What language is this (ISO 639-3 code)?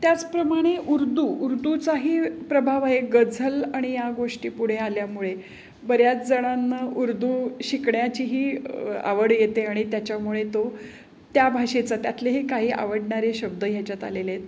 mar